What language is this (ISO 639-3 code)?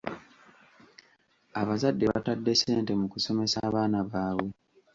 lug